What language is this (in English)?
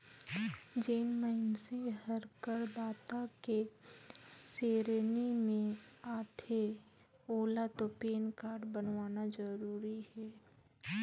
Chhattisgarhi